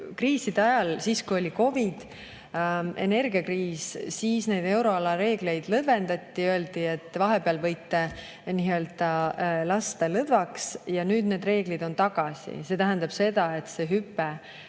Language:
Estonian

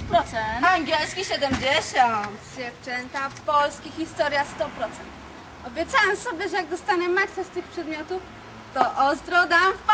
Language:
Polish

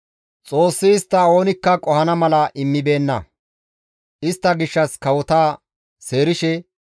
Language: Gamo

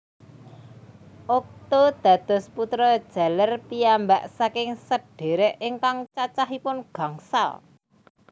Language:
Javanese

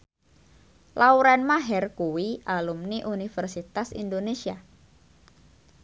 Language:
Javanese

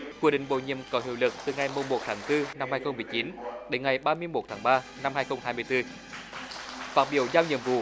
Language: Vietnamese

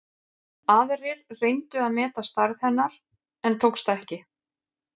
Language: Icelandic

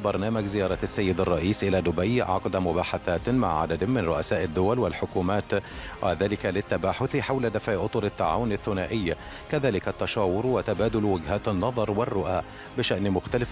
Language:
Arabic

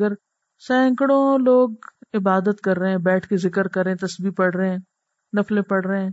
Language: Urdu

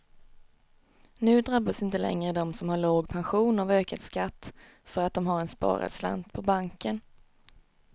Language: Swedish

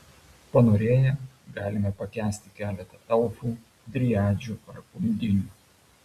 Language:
Lithuanian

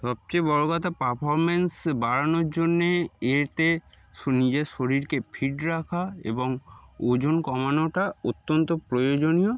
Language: Bangla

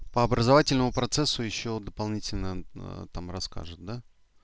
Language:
Russian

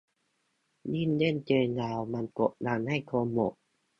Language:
Thai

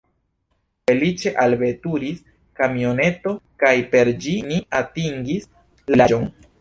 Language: Esperanto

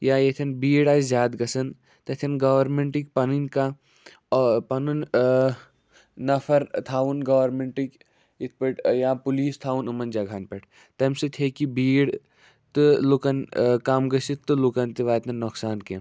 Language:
Kashmiri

